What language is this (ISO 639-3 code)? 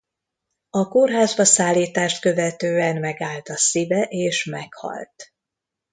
hun